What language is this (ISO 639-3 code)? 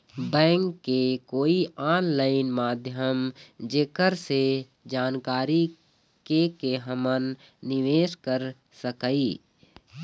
hne